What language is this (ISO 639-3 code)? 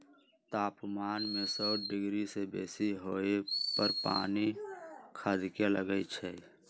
mag